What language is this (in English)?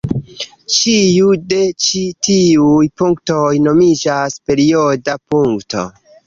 Esperanto